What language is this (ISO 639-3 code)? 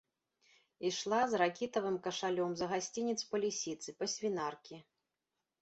bel